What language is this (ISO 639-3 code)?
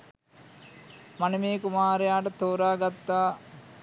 sin